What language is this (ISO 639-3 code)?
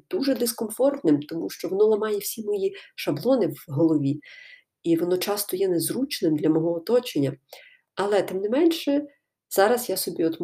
ukr